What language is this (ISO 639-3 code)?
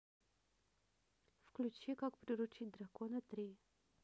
rus